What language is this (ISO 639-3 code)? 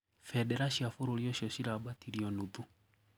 kik